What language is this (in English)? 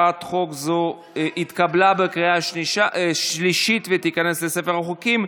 Hebrew